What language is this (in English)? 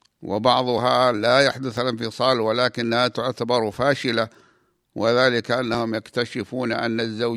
Arabic